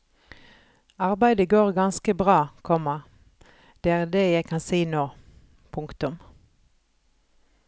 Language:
Norwegian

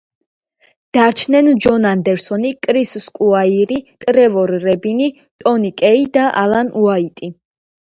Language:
Georgian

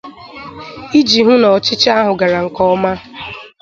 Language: Igbo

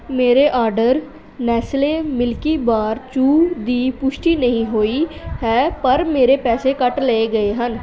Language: Punjabi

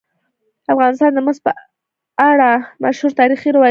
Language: Pashto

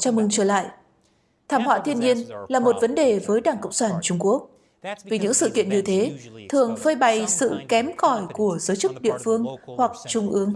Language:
Vietnamese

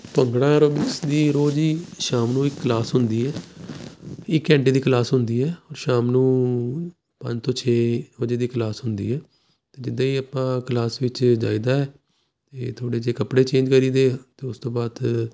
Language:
Punjabi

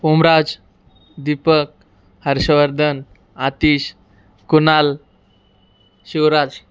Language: Marathi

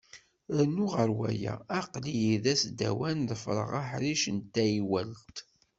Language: Kabyle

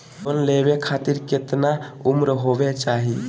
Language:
Magahi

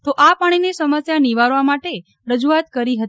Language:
Gujarati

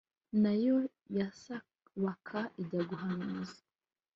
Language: Kinyarwanda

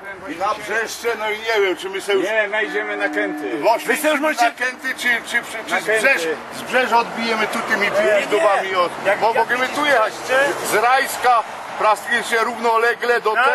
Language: Polish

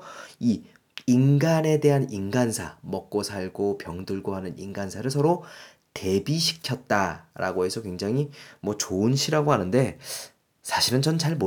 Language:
Korean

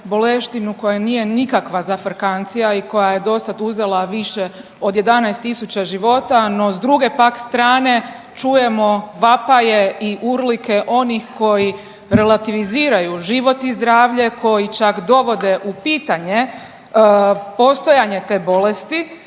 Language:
Croatian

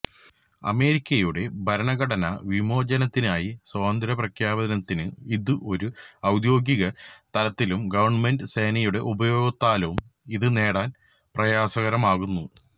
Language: Malayalam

